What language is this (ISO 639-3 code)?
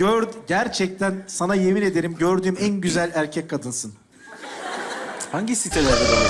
tur